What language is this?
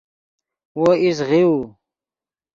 Yidgha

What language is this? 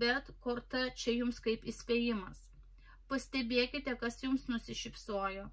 Lithuanian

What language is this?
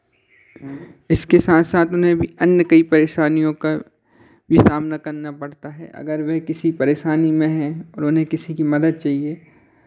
Hindi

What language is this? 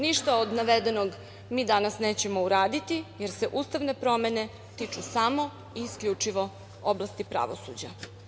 Serbian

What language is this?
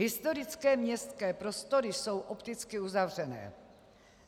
Czech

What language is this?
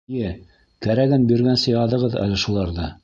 Bashkir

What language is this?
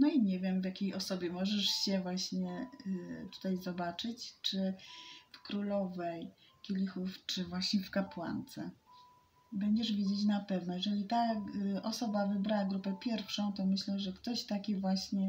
Polish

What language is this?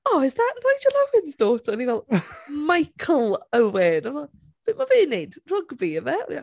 Welsh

